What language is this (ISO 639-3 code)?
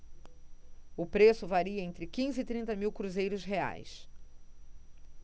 por